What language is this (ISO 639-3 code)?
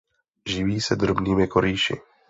ces